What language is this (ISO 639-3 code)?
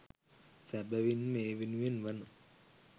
sin